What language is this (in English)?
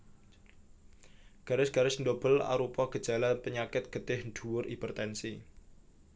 Javanese